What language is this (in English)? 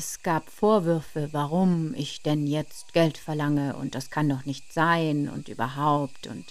German